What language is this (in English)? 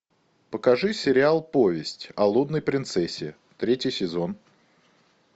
Russian